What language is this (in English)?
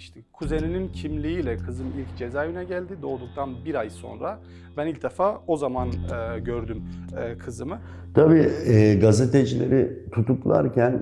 Turkish